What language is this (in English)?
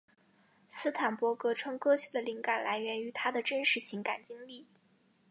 Chinese